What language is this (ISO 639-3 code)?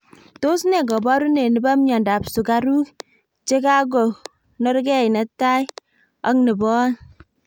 kln